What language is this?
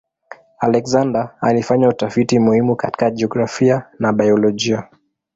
Swahili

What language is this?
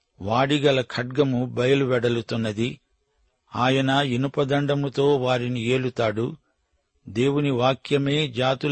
Telugu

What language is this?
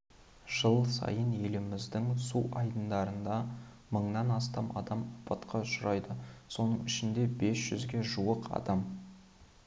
Kazakh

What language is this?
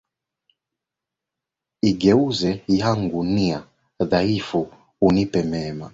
Swahili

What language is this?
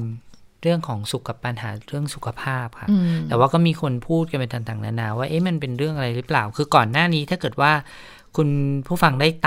Thai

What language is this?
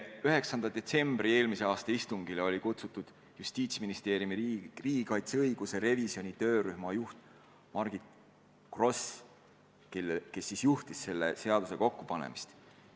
Estonian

